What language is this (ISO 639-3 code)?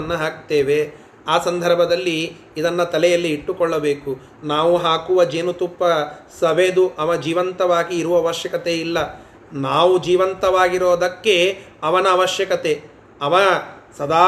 kan